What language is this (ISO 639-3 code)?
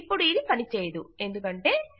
tel